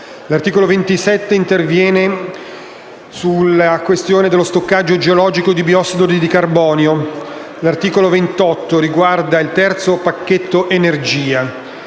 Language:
Italian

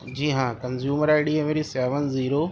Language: Urdu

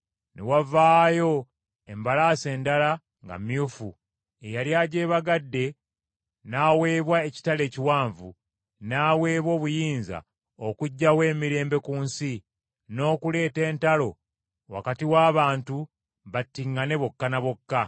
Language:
Ganda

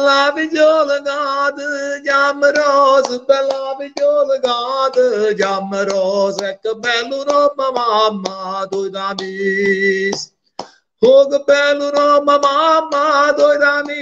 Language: Italian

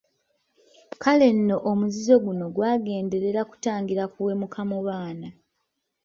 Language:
Ganda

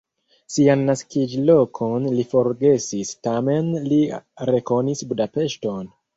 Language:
Esperanto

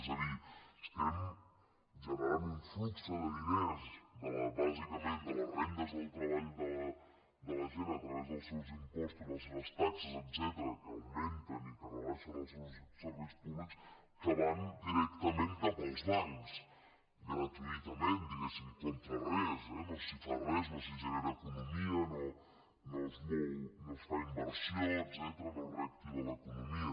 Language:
Catalan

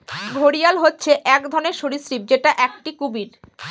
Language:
Bangla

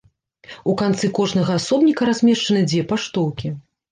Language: Belarusian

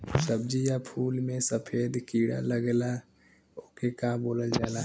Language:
Bhojpuri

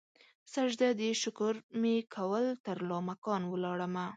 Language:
Pashto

